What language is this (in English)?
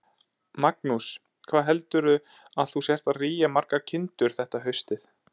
Icelandic